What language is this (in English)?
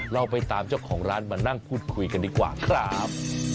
Thai